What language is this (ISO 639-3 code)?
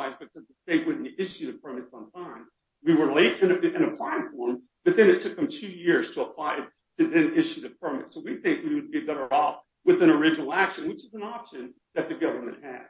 eng